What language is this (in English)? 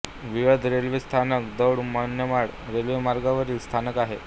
Marathi